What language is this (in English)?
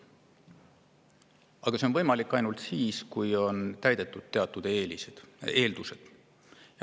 Estonian